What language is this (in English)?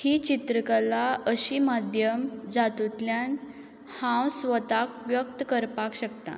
Konkani